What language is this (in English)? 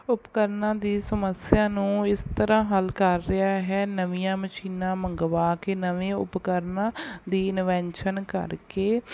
Punjabi